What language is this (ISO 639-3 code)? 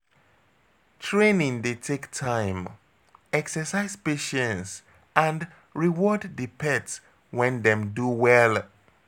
pcm